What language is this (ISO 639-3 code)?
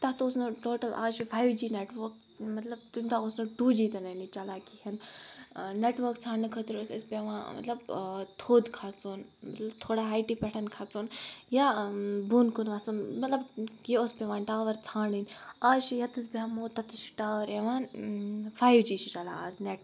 kas